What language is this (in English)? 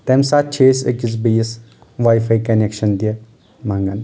Kashmiri